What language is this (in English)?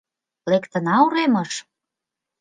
Mari